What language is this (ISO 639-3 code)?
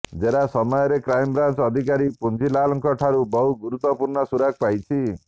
ori